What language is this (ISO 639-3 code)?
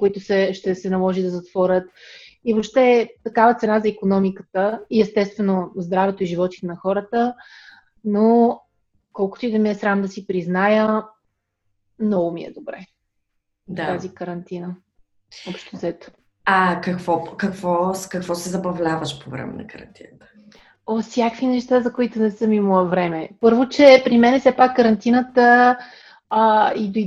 bul